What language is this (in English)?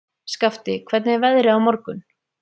Icelandic